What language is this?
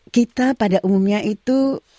Indonesian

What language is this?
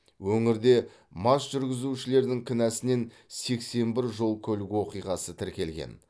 Kazakh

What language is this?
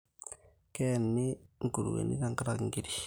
Masai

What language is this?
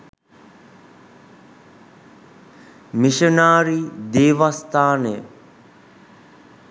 Sinhala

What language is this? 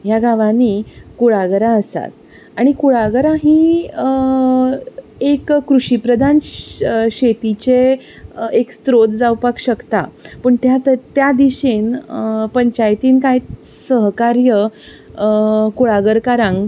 Konkani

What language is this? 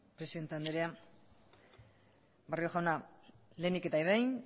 Basque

